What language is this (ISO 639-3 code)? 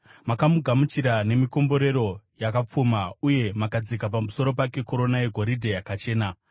sna